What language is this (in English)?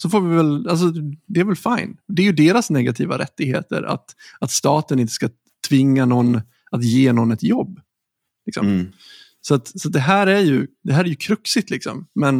Swedish